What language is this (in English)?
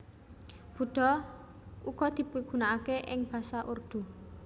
Javanese